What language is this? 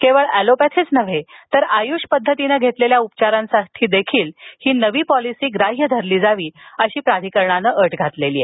Marathi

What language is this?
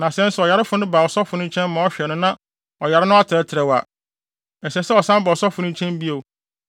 Akan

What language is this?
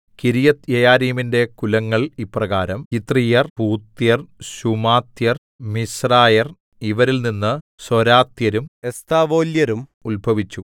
Malayalam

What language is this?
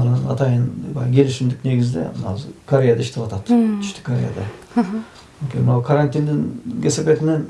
Turkish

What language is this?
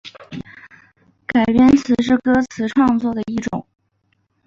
Chinese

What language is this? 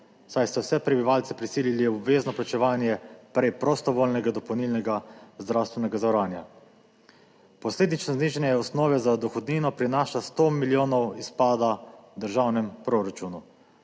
Slovenian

